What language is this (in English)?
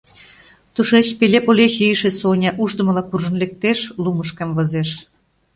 Mari